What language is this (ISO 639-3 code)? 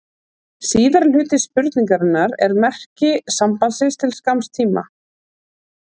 isl